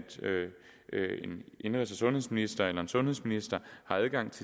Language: Danish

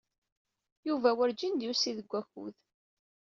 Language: Kabyle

